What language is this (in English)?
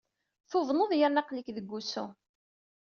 Kabyle